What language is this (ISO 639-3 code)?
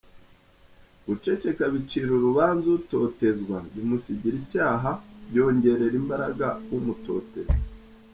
kin